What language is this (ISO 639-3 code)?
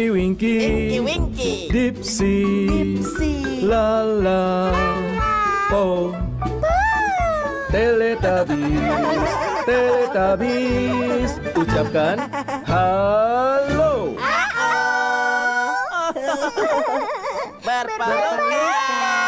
ind